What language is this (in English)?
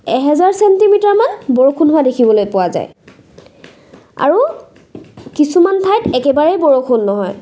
Assamese